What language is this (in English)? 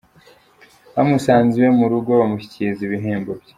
Kinyarwanda